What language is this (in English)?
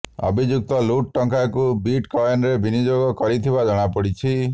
Odia